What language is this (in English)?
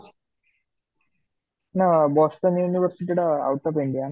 Odia